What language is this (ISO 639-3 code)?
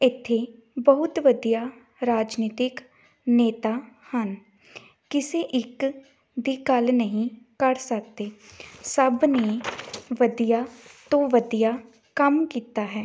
pan